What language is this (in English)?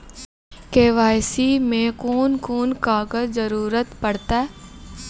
Maithili